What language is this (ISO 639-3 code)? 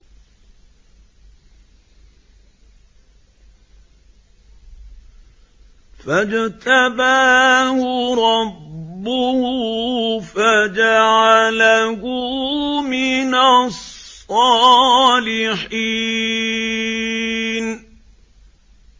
ara